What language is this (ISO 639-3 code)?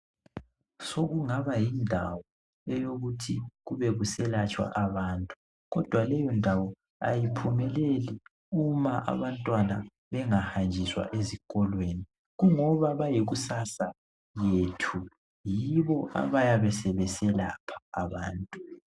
nde